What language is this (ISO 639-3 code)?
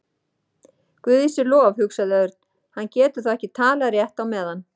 isl